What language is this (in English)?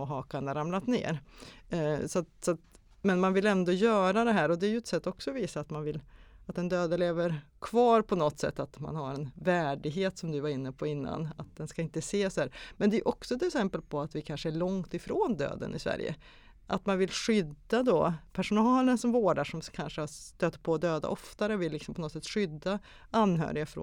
Swedish